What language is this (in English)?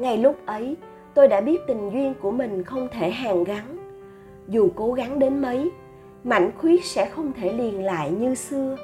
Vietnamese